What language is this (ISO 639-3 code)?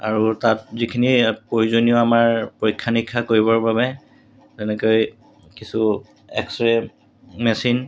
asm